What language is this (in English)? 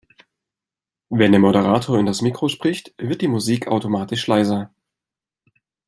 German